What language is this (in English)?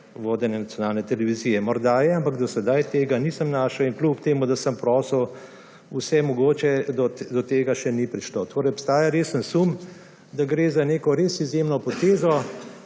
Slovenian